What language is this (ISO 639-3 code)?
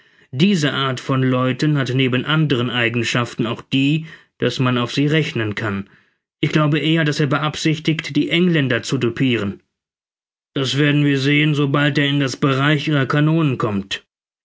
deu